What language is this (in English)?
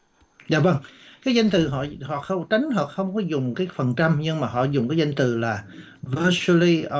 Vietnamese